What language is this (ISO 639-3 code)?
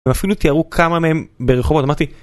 heb